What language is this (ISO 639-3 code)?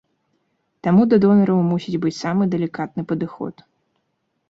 bel